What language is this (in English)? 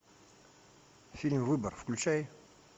Russian